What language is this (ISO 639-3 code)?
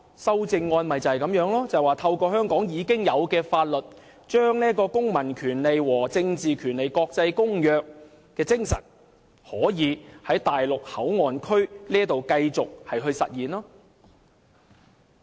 yue